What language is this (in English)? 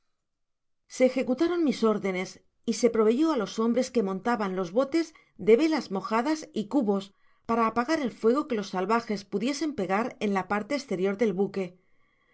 Spanish